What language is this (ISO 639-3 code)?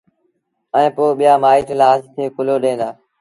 sbn